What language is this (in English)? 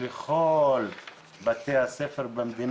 Hebrew